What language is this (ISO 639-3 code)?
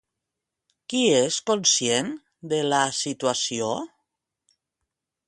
cat